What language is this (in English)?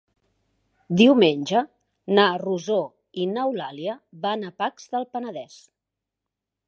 Catalan